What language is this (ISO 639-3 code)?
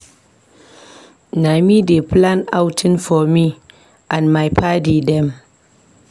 pcm